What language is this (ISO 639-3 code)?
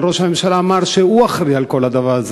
heb